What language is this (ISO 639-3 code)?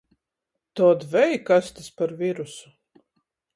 ltg